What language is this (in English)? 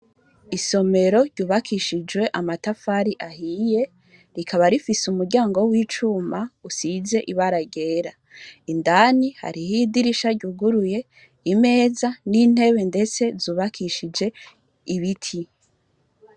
Rundi